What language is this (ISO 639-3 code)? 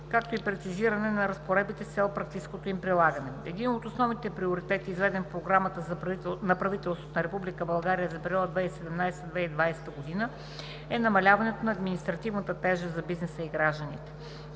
bul